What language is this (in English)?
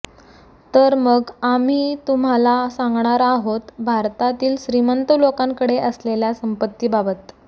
Marathi